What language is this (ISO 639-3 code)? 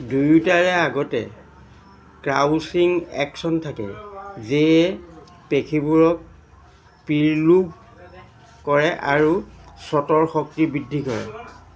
asm